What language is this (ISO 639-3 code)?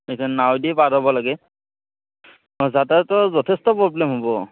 asm